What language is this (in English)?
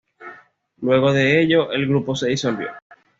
Spanish